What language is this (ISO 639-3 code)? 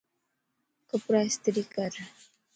lss